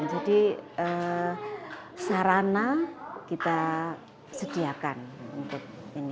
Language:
Indonesian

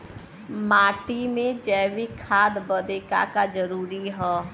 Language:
Bhojpuri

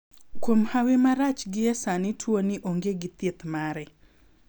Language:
Luo (Kenya and Tanzania)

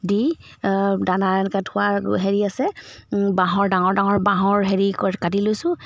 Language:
Assamese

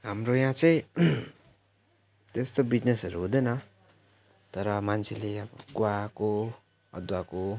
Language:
Nepali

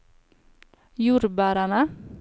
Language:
Norwegian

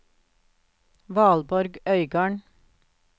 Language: Norwegian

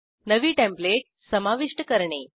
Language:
Marathi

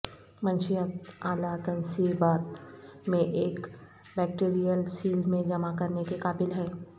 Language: Urdu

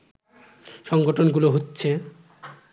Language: Bangla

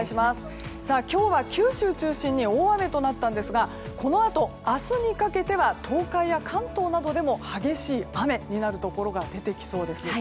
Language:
Japanese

